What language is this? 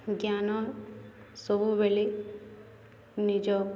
Odia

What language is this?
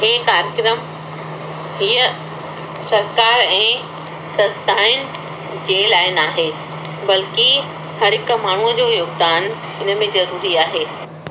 Sindhi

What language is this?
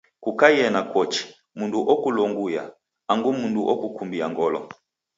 Taita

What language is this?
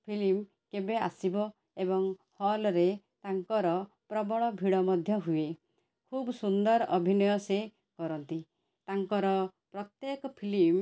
Odia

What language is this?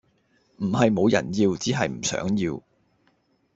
Cantonese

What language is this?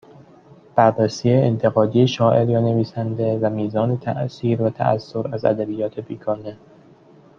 Persian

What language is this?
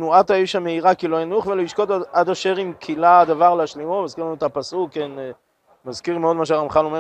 Hebrew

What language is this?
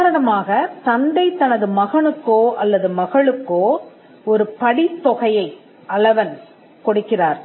Tamil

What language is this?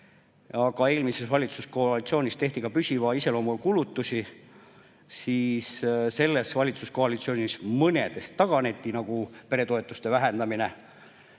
Estonian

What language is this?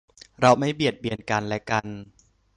Thai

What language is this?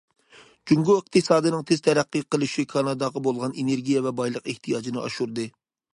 Uyghur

